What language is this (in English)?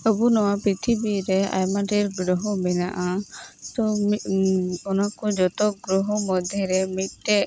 Santali